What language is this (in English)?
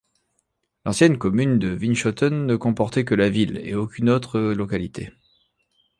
French